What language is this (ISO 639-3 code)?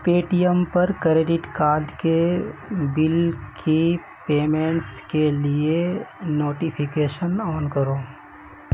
urd